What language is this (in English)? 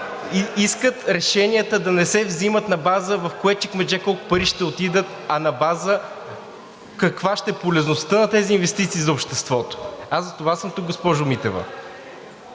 Bulgarian